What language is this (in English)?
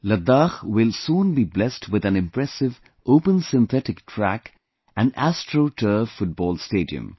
English